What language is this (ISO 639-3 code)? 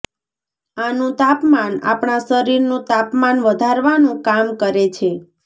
guj